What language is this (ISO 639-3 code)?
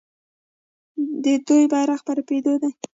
pus